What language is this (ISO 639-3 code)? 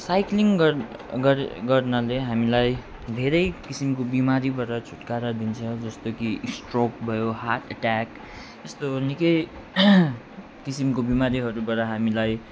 nep